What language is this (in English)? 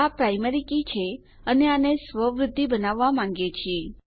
Gujarati